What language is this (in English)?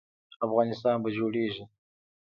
Pashto